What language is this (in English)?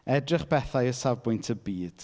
Welsh